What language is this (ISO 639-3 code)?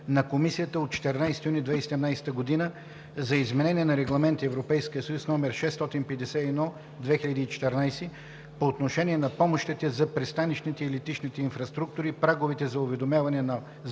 bul